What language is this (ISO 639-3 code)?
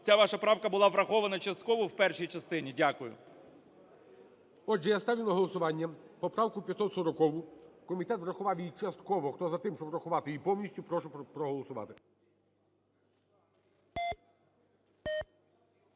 ukr